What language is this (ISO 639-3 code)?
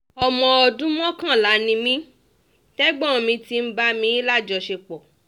yor